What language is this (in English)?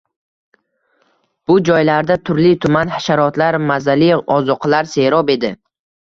Uzbek